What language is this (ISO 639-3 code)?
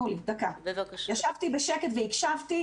heb